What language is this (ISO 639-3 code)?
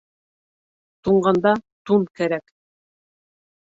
bak